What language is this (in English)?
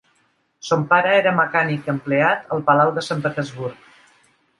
Catalan